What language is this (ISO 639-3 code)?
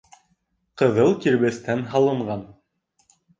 bak